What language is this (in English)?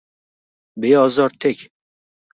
Uzbek